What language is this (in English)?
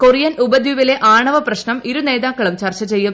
Malayalam